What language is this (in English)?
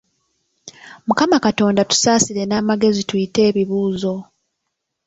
Ganda